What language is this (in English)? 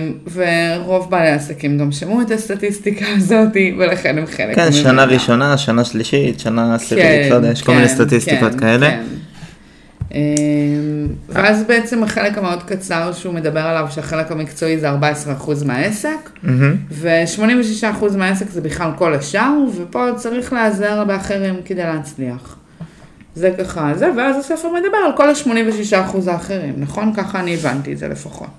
Hebrew